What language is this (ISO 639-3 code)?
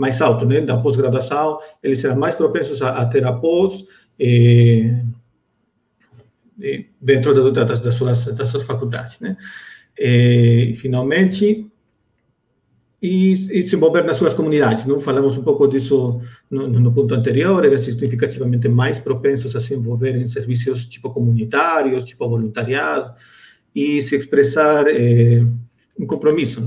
por